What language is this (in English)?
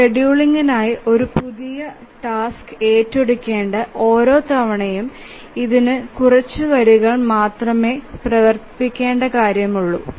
Malayalam